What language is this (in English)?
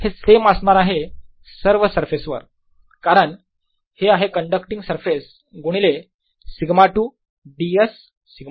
Marathi